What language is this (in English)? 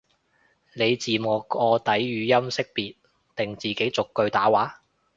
Cantonese